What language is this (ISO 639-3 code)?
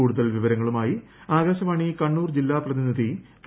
mal